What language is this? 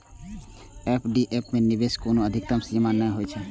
Maithili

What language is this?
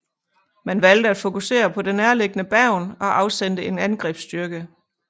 Danish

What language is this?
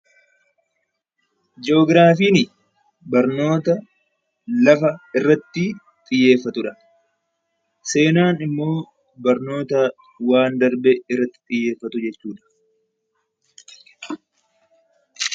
Oromo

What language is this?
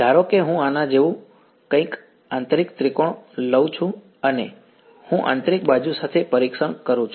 Gujarati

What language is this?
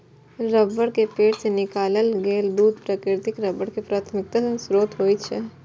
Maithili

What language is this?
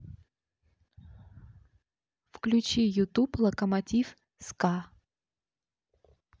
Russian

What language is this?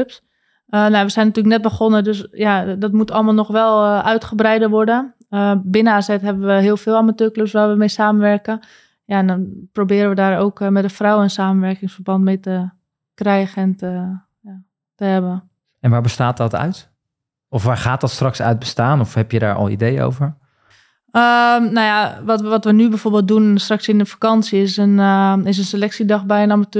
Dutch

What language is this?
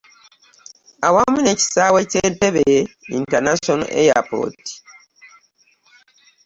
Ganda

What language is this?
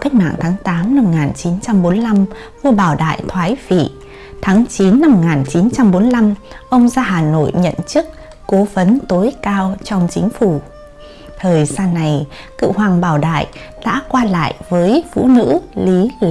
Vietnamese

